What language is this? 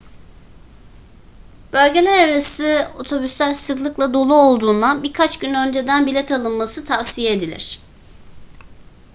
Turkish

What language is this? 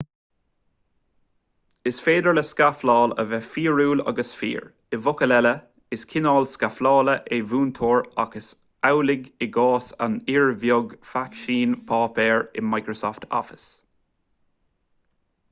Irish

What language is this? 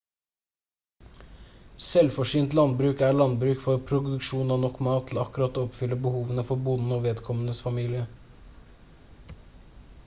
Norwegian Bokmål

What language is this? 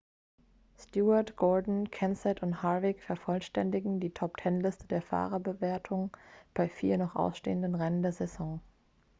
German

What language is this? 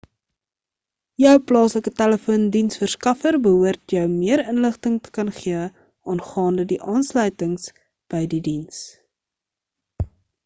Afrikaans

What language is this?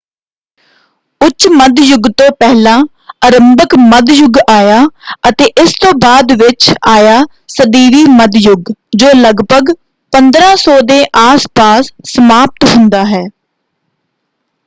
Punjabi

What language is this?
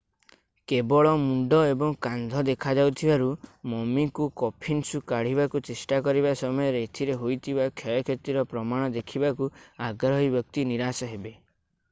Odia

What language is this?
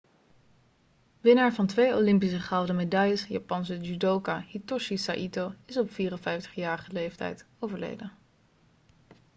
Dutch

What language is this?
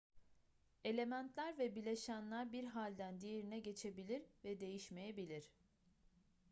Turkish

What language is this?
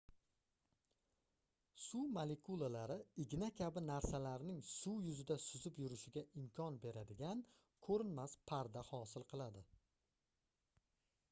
Uzbek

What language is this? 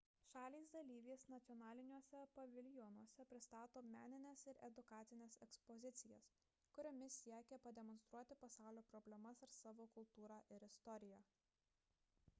Lithuanian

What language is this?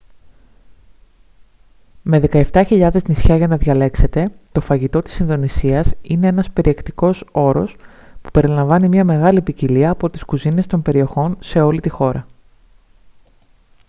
Greek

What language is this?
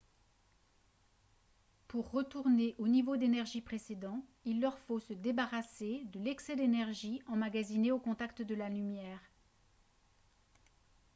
French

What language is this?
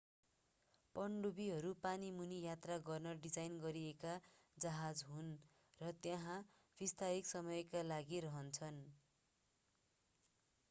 Nepali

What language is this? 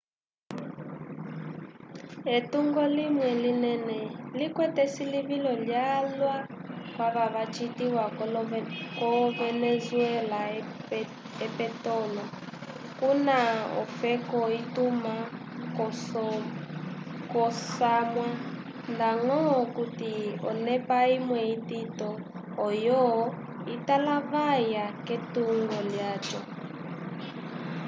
Umbundu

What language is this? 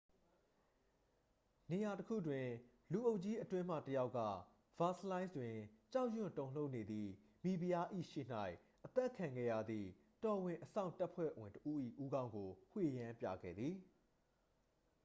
Burmese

